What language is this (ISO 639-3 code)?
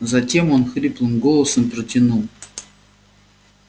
rus